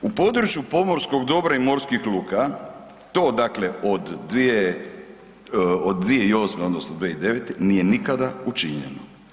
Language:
Croatian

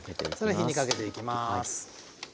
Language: Japanese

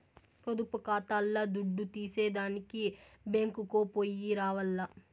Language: Telugu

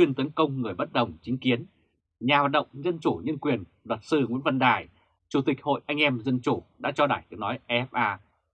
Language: Vietnamese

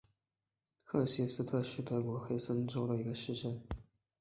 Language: Chinese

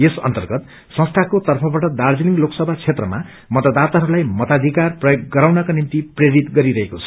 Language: Nepali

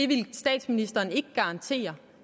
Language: Danish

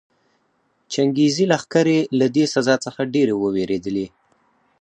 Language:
Pashto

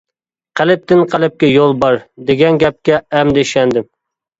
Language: Uyghur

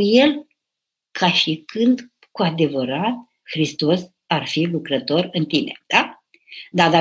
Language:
Romanian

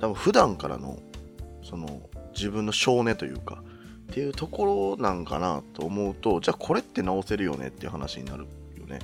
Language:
Japanese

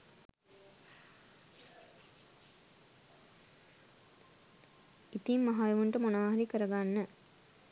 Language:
Sinhala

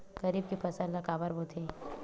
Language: Chhattisgarhi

